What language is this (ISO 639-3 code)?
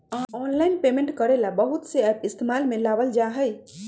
mag